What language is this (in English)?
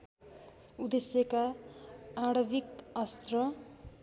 Nepali